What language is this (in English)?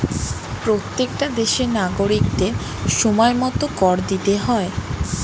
Bangla